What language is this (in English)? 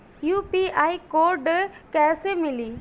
Bhojpuri